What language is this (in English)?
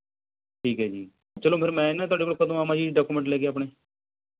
Punjabi